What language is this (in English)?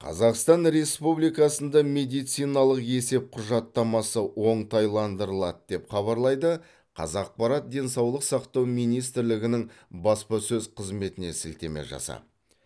Kazakh